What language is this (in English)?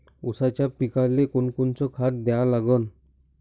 Marathi